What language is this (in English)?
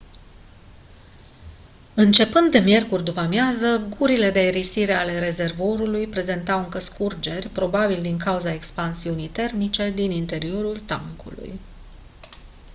Romanian